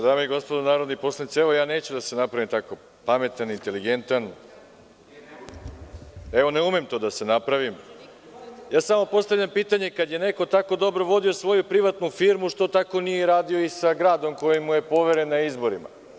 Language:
Serbian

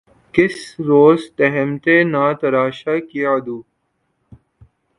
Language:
Urdu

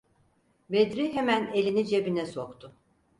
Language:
Turkish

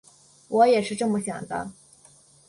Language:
Chinese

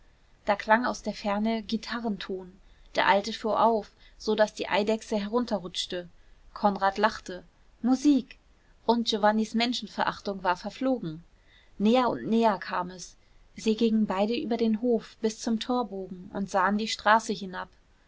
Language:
German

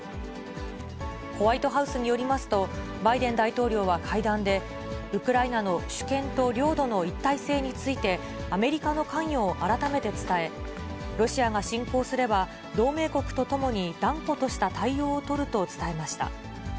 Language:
Japanese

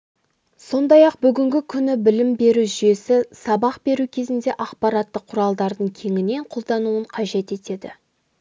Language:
Kazakh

